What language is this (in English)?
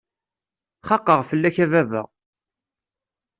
Kabyle